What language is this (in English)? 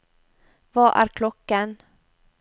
Norwegian